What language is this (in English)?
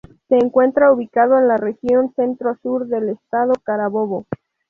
Spanish